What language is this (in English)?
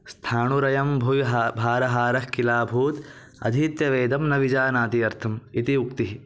Sanskrit